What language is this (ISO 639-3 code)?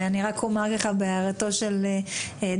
heb